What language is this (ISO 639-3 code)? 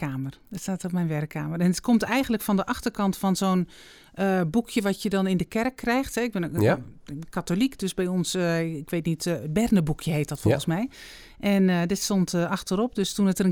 nld